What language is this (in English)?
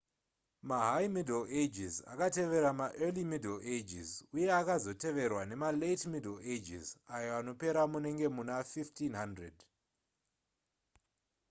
Shona